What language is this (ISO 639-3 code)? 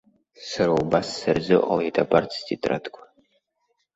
abk